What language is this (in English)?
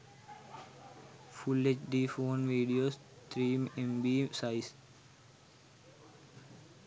Sinhala